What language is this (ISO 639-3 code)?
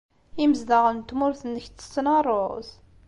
kab